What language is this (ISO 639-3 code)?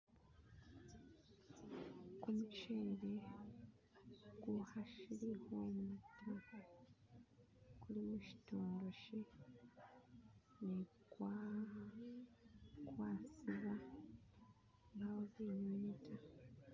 myx